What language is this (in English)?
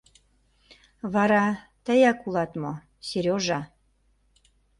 Mari